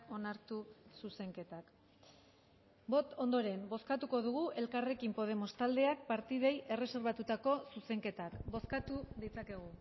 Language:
Basque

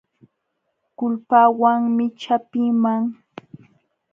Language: Jauja Wanca Quechua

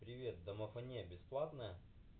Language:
Russian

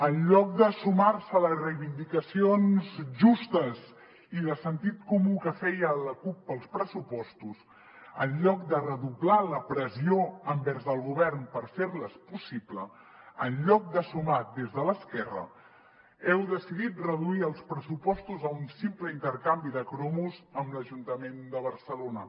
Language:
Catalan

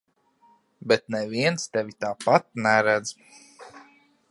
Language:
Latvian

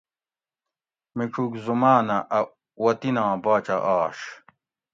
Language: Gawri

